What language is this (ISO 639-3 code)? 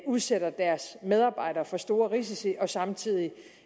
dan